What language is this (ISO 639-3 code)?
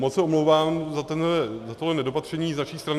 ces